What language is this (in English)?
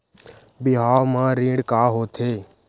Chhattisgarhi